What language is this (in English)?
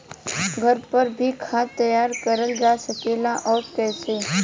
Bhojpuri